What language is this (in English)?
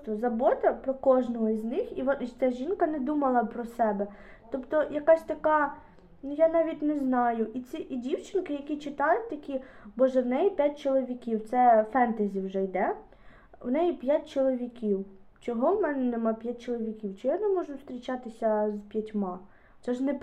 Ukrainian